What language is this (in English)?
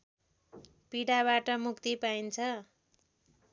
Nepali